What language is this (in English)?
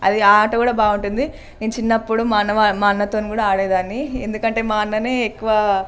Telugu